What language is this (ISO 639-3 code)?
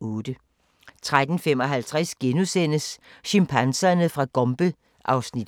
dan